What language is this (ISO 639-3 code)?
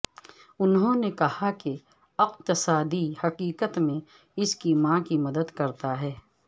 urd